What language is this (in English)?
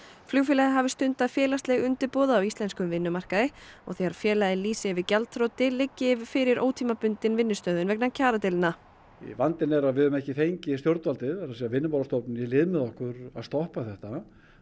Icelandic